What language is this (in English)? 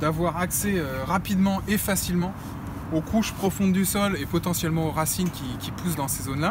French